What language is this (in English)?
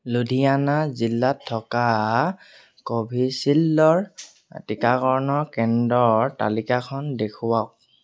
Assamese